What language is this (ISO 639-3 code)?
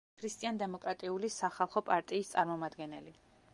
kat